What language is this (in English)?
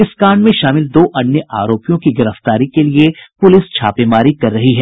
Hindi